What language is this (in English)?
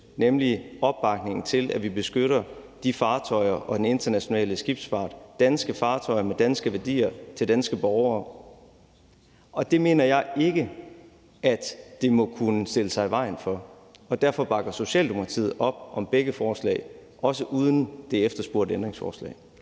Danish